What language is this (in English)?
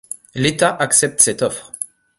French